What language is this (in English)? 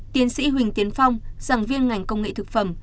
Vietnamese